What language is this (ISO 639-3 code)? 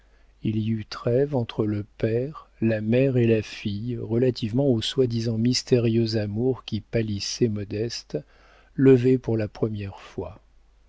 fra